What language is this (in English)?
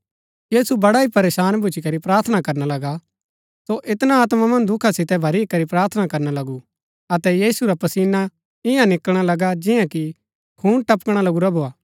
Gaddi